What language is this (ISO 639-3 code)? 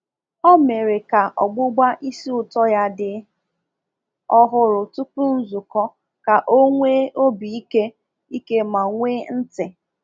ibo